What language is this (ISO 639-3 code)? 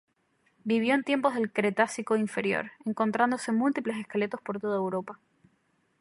spa